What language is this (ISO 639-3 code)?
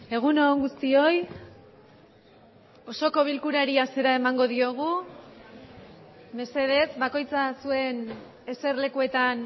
eus